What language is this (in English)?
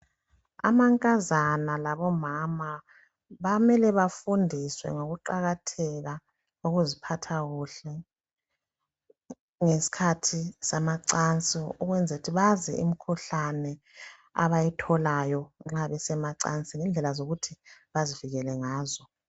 North Ndebele